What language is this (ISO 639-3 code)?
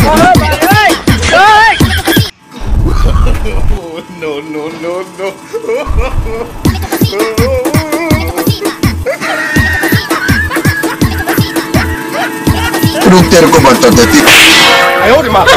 ron